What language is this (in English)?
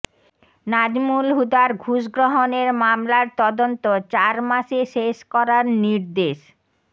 Bangla